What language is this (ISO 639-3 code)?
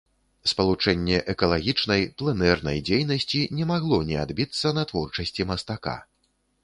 bel